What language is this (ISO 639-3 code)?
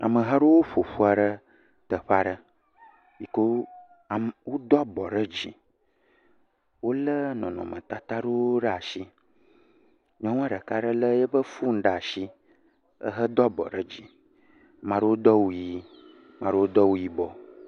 ewe